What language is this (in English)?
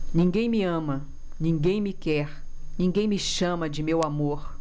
Portuguese